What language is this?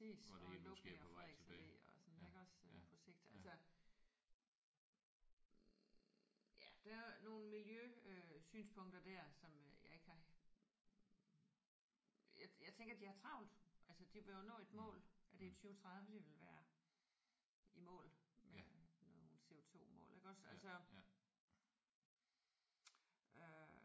Danish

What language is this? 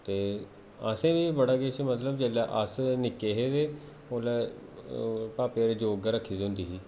Dogri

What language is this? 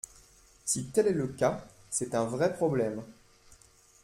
French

